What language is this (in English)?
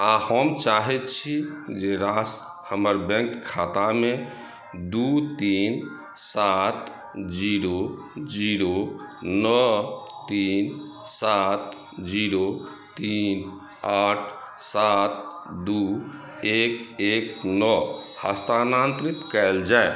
Maithili